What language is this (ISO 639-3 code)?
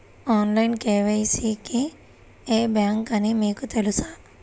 tel